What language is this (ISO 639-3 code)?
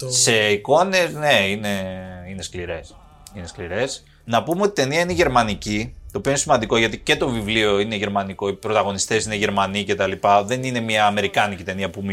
ell